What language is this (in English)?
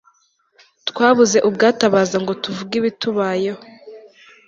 Kinyarwanda